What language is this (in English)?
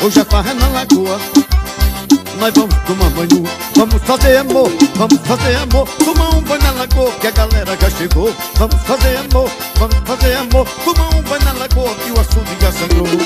Portuguese